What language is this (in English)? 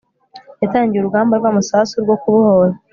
Kinyarwanda